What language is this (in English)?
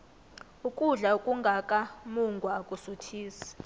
South Ndebele